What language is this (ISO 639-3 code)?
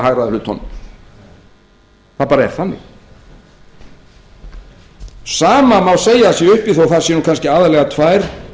isl